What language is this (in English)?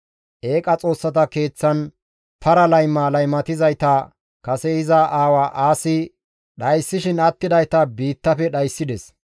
Gamo